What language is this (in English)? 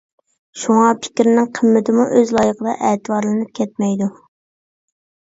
Uyghur